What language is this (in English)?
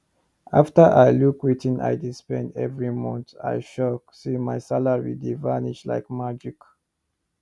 Nigerian Pidgin